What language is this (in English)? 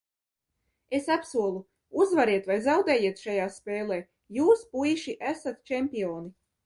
Latvian